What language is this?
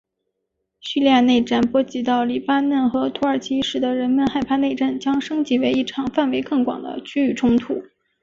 Chinese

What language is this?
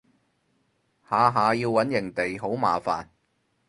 Cantonese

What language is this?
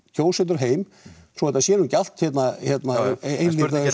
Icelandic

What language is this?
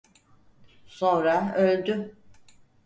Turkish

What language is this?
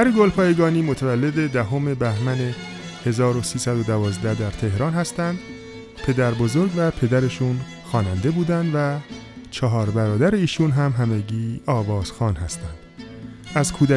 Persian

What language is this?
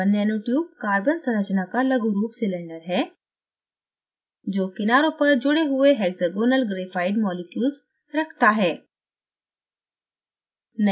Hindi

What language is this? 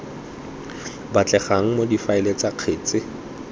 Tswana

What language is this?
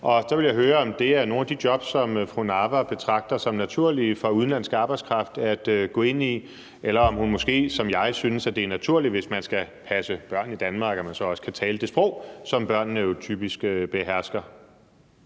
Danish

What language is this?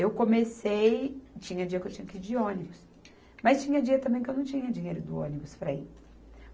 Portuguese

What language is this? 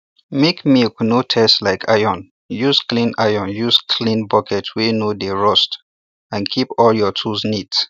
Nigerian Pidgin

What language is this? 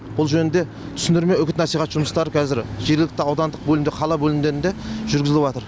Kazakh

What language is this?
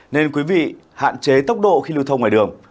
Vietnamese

